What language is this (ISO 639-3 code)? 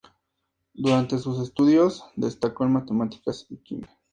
spa